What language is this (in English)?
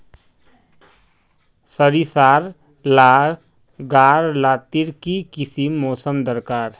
Magahi